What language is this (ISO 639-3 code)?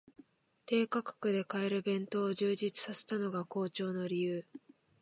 jpn